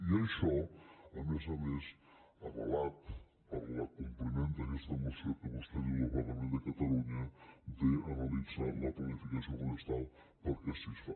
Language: Catalan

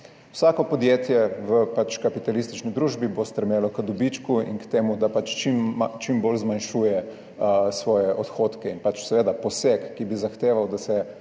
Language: Slovenian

